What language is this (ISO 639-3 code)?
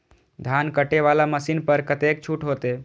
mai